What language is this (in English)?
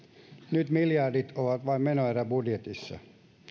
Finnish